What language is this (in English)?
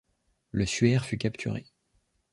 French